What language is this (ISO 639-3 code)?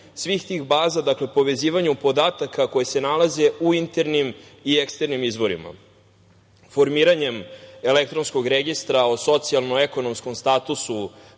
srp